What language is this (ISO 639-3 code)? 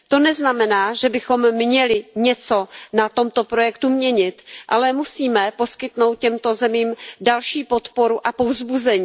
ces